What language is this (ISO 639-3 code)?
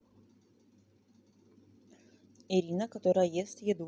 rus